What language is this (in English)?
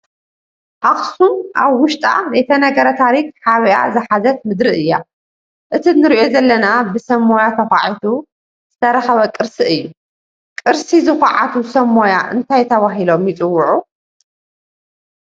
Tigrinya